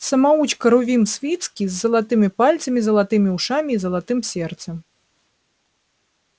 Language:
Russian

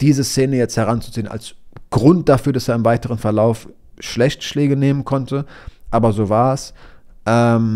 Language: German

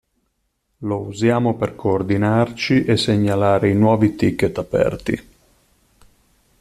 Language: Italian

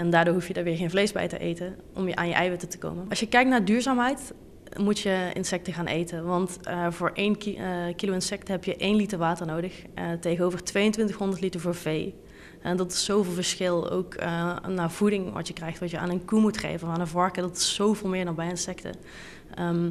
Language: Dutch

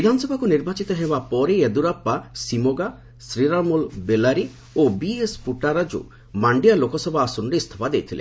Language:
Odia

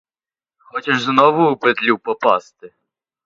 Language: Ukrainian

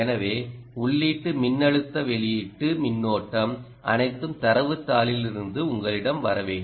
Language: Tamil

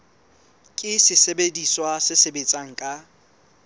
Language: Southern Sotho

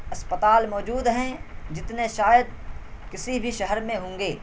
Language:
Urdu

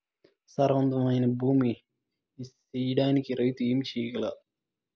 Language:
Telugu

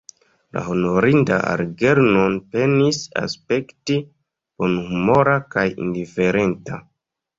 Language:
Esperanto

